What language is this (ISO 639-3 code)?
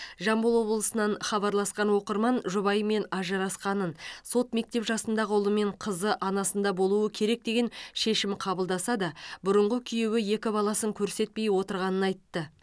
kaz